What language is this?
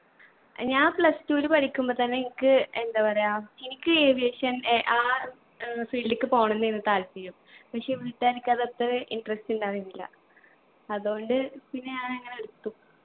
Malayalam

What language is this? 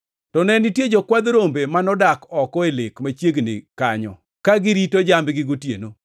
Luo (Kenya and Tanzania)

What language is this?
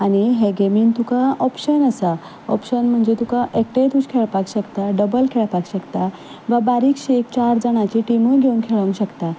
Konkani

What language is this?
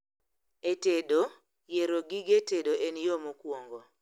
Luo (Kenya and Tanzania)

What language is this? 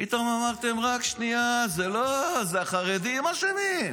Hebrew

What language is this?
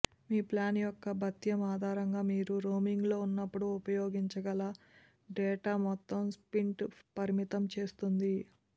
Telugu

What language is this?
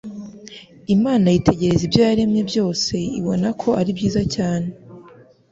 Kinyarwanda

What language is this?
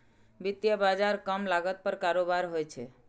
Maithili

